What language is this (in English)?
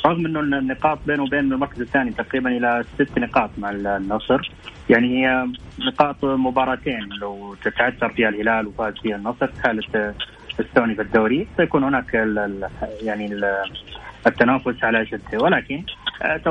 Arabic